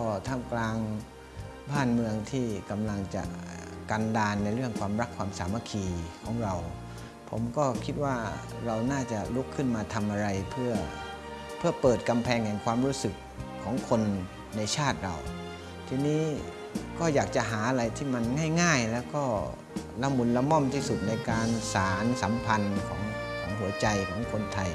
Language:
Thai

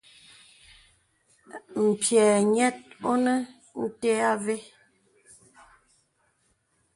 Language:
Bebele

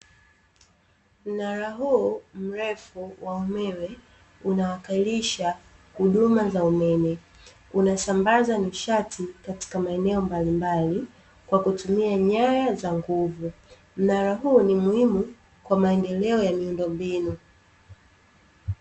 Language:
Swahili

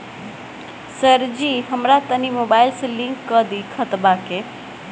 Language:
Bhojpuri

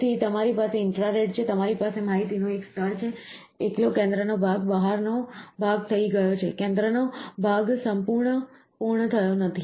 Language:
Gujarati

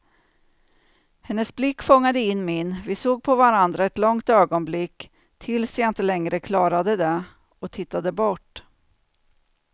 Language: Swedish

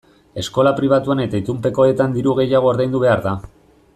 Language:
Basque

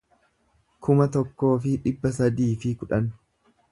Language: Oromo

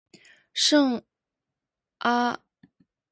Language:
Chinese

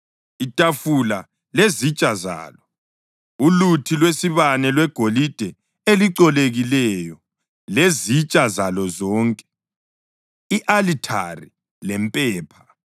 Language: North Ndebele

